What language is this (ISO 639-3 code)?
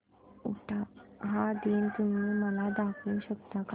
mar